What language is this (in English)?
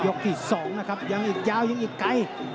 Thai